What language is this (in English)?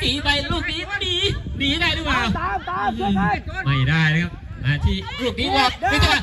Thai